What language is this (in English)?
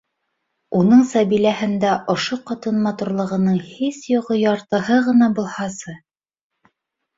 Bashkir